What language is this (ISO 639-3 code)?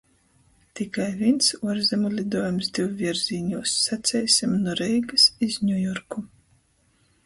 ltg